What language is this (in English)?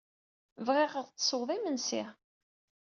Kabyle